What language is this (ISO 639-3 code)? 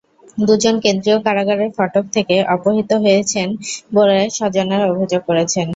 ben